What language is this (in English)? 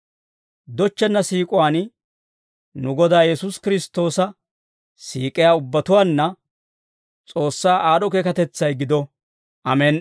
Dawro